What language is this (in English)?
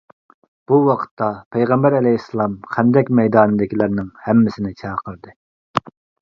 Uyghur